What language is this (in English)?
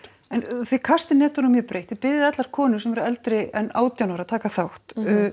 Icelandic